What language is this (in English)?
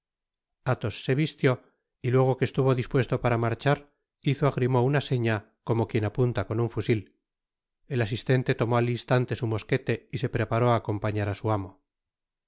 Spanish